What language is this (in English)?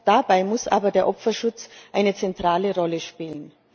German